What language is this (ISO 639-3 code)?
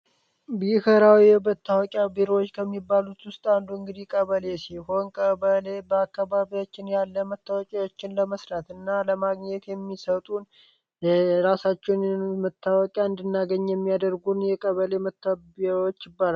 amh